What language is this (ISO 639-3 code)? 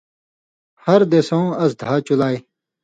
mvy